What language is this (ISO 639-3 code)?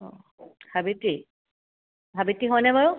asm